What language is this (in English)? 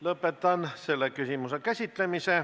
Estonian